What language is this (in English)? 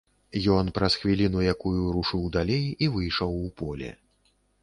Belarusian